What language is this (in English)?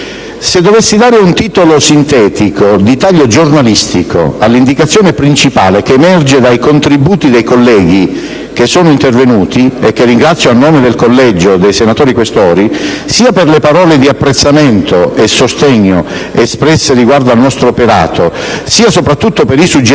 Italian